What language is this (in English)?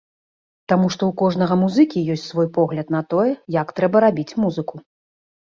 Belarusian